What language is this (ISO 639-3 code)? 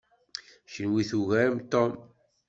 kab